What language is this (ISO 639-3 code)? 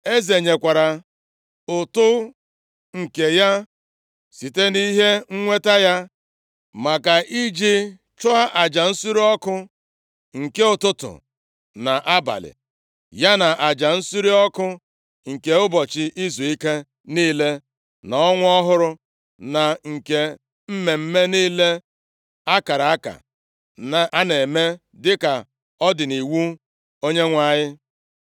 ibo